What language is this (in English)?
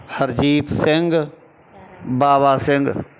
Punjabi